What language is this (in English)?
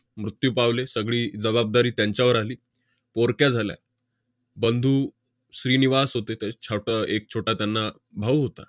Marathi